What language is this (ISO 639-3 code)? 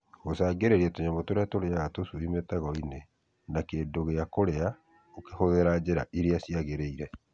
kik